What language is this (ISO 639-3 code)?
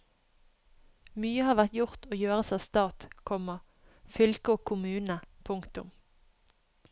nor